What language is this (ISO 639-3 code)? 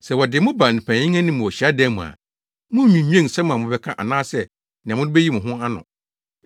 aka